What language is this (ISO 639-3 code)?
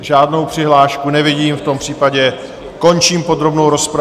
ces